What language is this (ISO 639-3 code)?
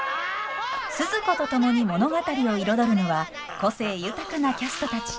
jpn